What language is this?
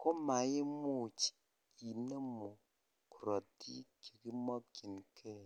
Kalenjin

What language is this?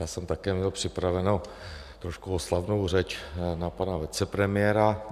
Czech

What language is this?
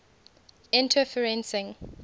English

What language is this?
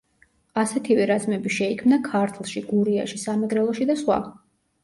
Georgian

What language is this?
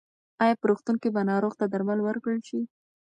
Pashto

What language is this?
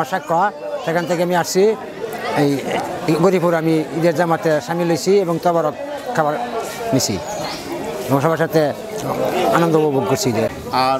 Turkish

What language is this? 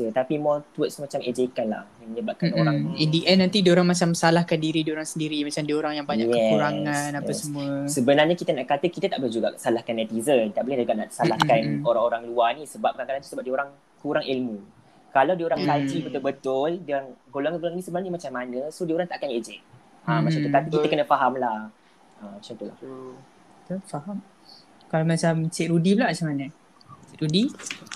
Malay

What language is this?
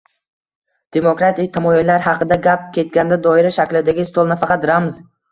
Uzbek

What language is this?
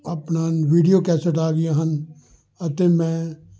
Punjabi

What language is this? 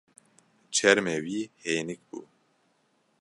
Kurdish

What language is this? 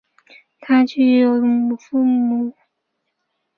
Chinese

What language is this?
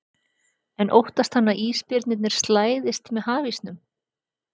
Icelandic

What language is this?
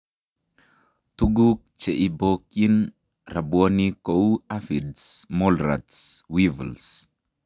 Kalenjin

